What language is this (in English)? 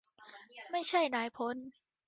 Thai